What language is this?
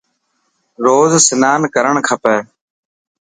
Dhatki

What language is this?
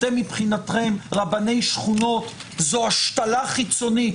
Hebrew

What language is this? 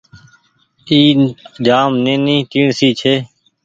Goaria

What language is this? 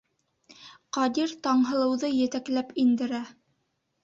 Bashkir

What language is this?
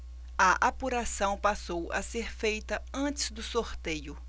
Portuguese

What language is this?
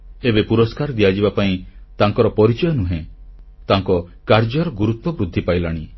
Odia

